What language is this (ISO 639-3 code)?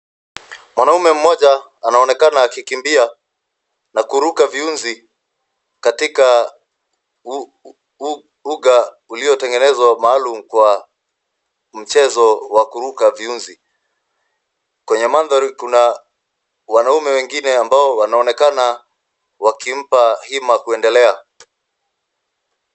swa